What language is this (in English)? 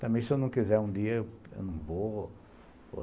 Portuguese